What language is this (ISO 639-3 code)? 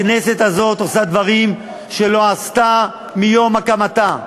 heb